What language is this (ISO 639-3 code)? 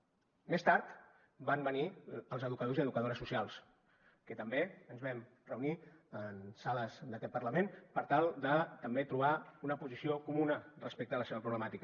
cat